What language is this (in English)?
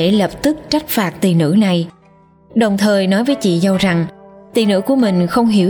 Vietnamese